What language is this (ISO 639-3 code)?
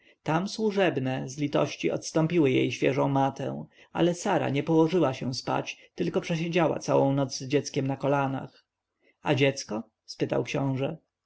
pol